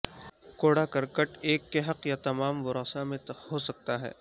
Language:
Urdu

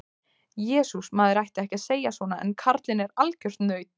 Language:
Icelandic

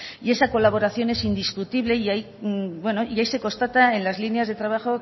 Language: Spanish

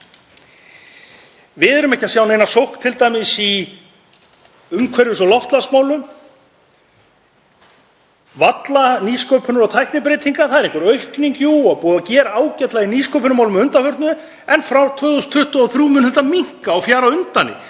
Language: Icelandic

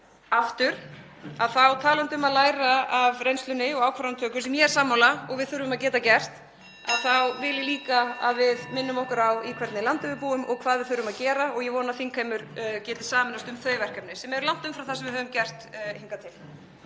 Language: Icelandic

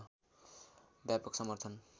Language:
Nepali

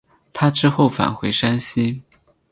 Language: Chinese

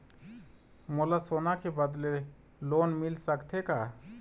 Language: Chhattisgarhi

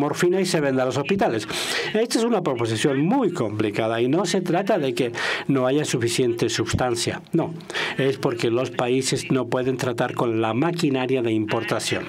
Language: Spanish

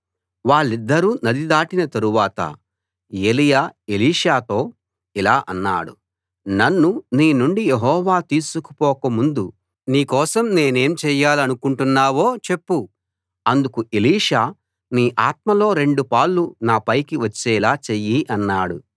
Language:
Telugu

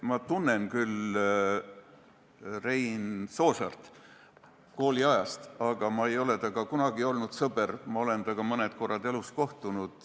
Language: Estonian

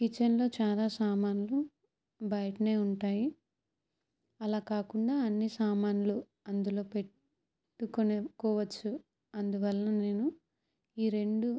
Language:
Telugu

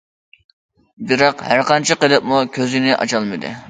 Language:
Uyghur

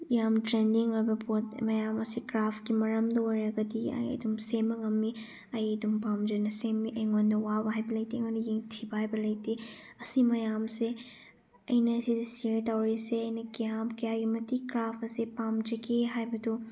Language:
Manipuri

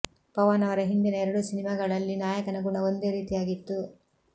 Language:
Kannada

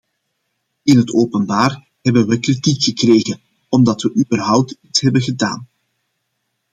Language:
Dutch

